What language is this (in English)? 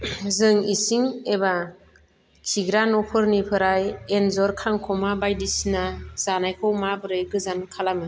Bodo